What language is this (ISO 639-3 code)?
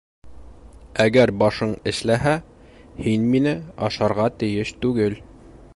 bak